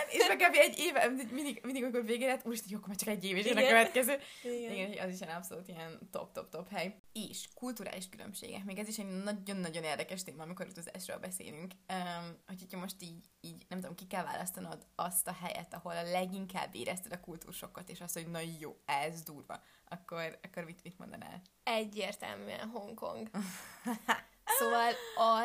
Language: Hungarian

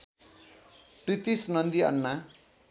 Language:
Nepali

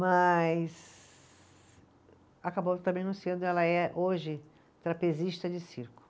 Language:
Portuguese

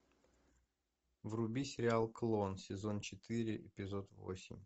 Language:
Russian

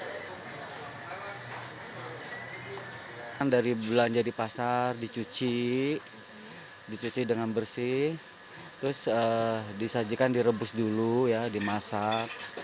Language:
Indonesian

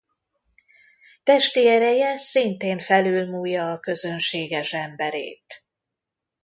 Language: Hungarian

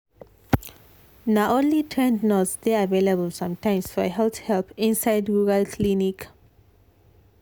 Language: Nigerian Pidgin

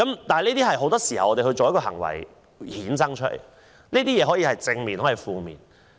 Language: Cantonese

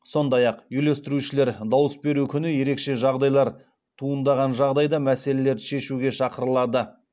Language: Kazakh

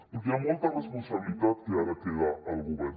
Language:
Catalan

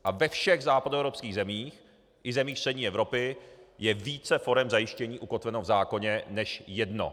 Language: Czech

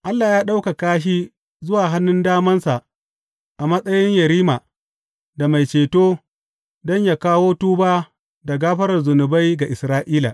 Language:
Hausa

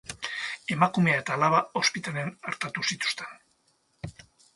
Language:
Basque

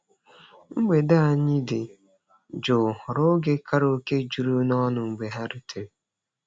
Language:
Igbo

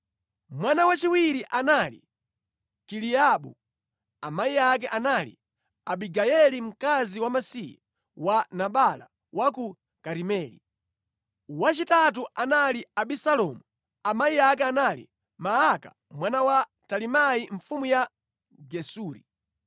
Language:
Nyanja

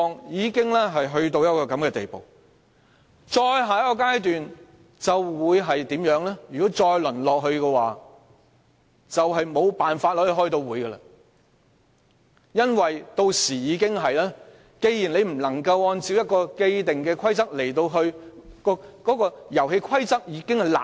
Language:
Cantonese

